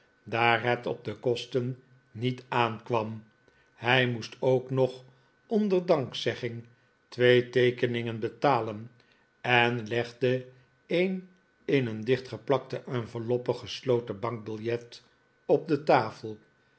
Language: Dutch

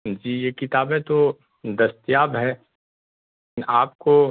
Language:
Urdu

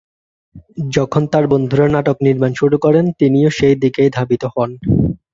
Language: Bangla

